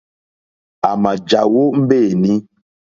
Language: Mokpwe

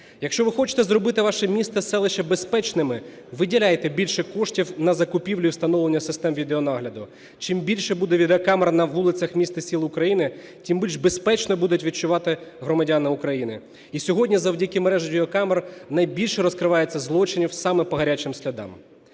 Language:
Ukrainian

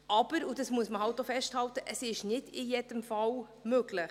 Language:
Swiss German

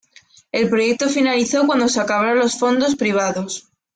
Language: Spanish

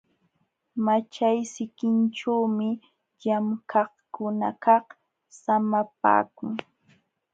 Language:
Jauja Wanca Quechua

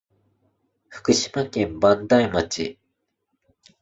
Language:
Japanese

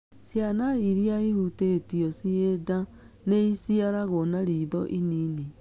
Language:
Kikuyu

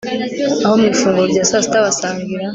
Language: Kinyarwanda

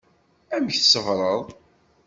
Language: Kabyle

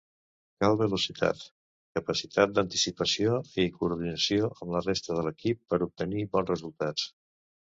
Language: Catalan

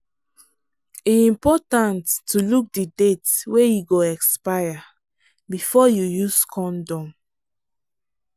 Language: Nigerian Pidgin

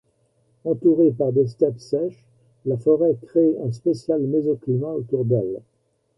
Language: French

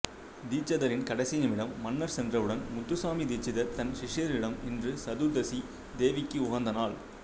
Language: Tamil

